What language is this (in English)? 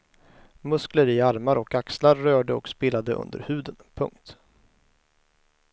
Swedish